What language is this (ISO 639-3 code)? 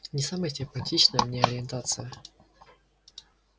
rus